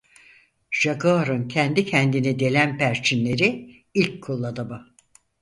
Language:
Turkish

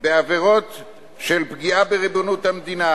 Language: Hebrew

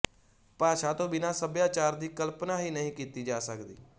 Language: Punjabi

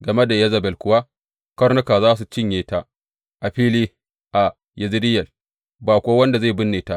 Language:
Hausa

